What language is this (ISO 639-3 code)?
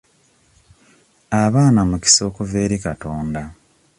lug